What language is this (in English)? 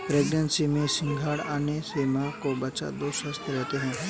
Hindi